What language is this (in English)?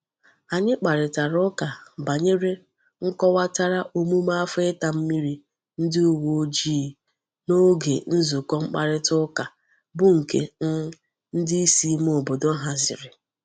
Igbo